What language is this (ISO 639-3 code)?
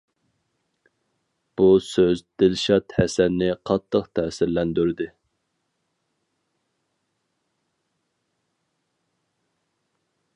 uig